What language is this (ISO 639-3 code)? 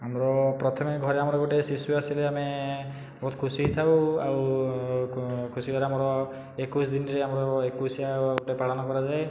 ori